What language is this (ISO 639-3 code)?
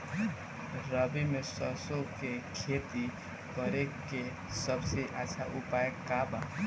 bho